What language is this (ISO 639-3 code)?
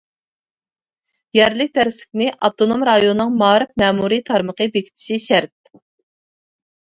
uig